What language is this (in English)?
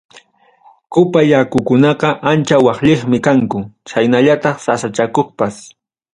Ayacucho Quechua